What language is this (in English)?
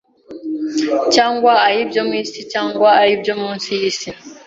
Kinyarwanda